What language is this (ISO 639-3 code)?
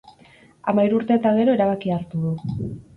eus